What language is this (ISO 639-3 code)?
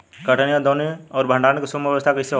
bho